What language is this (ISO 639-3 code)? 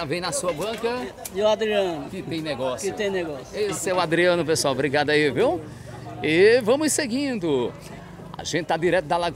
por